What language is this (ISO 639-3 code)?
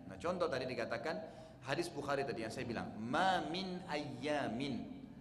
ind